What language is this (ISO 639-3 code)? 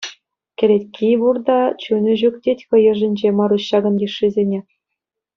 chv